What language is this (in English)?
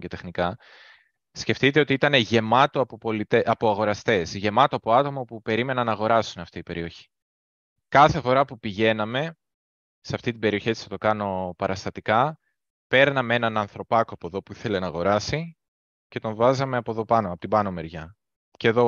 Greek